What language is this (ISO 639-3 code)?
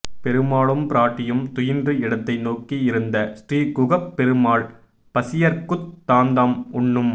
tam